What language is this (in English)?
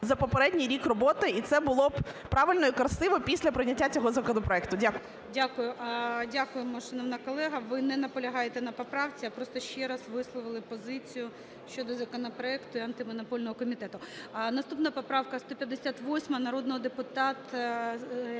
Ukrainian